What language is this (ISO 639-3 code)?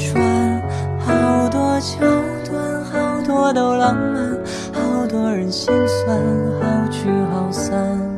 zho